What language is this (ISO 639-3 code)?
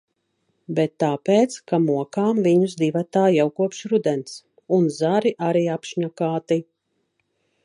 lav